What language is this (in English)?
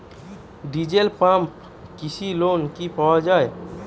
Bangla